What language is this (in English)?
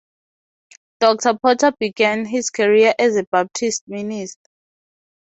English